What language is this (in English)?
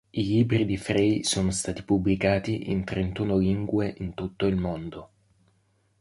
Italian